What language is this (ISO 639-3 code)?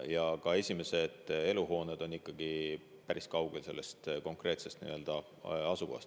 est